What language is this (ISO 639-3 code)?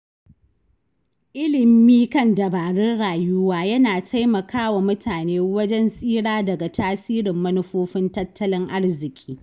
hau